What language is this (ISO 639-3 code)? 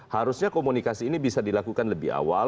ind